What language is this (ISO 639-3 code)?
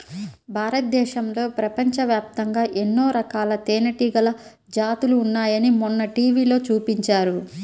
tel